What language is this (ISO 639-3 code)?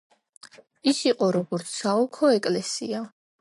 kat